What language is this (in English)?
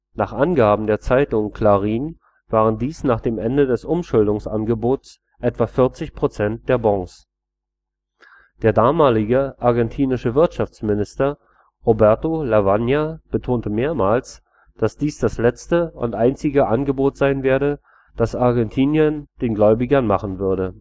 German